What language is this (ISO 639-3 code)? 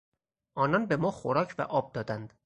fas